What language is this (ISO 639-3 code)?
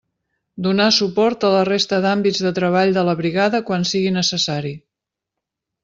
cat